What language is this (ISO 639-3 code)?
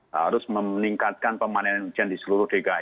ind